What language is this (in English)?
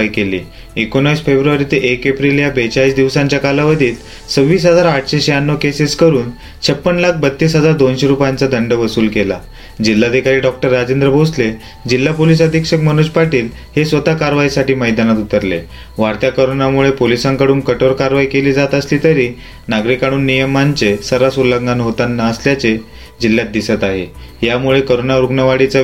Marathi